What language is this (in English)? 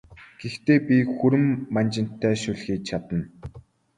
Mongolian